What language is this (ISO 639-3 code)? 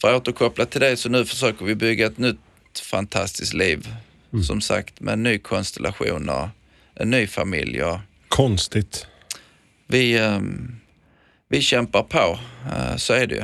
swe